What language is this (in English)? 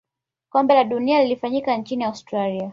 Swahili